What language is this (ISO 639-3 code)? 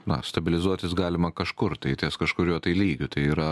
lit